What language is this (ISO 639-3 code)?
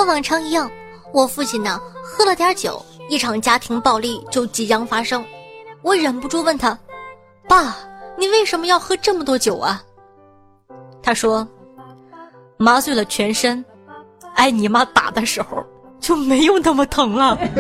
zho